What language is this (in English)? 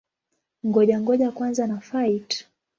Swahili